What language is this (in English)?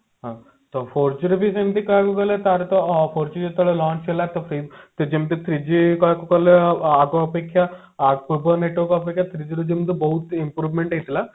Odia